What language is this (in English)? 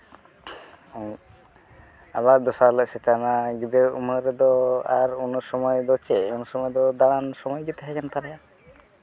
Santali